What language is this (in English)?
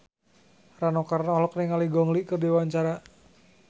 Sundanese